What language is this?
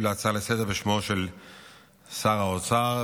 Hebrew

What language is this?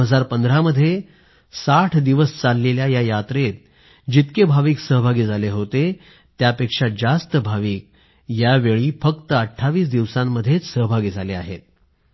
Marathi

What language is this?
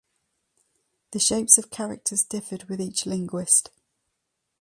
English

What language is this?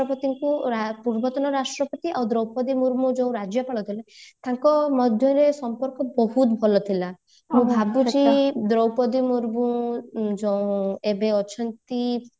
Odia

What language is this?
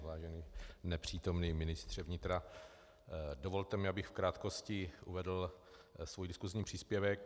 Czech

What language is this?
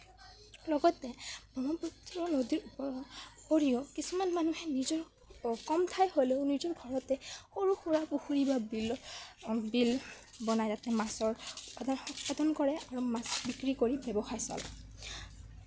Assamese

